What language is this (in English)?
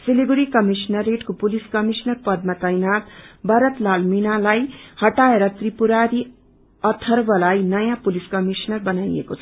Nepali